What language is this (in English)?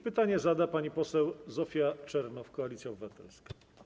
Polish